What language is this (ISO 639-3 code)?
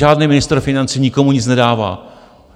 ces